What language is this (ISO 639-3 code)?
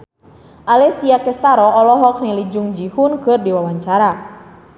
sun